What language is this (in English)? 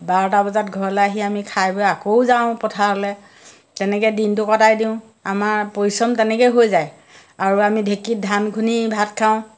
Assamese